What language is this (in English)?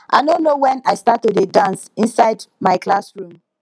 Nigerian Pidgin